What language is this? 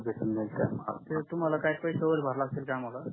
Marathi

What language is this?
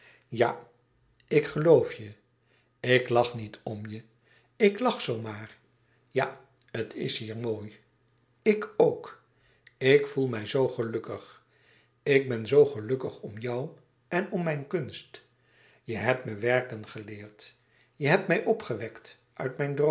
Dutch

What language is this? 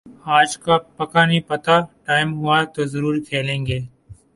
Urdu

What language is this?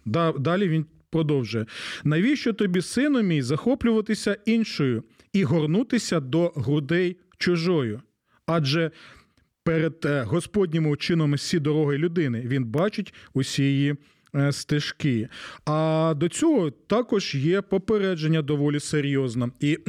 Ukrainian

